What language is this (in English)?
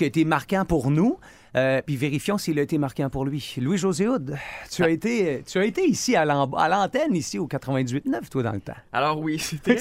French